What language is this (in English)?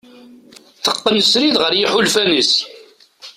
Kabyle